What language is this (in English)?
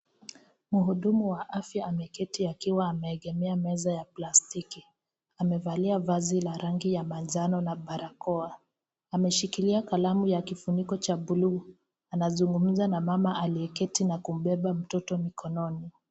Swahili